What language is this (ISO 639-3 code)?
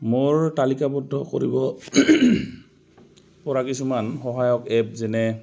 asm